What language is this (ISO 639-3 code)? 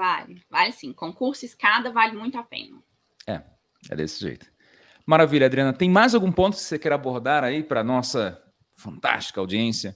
por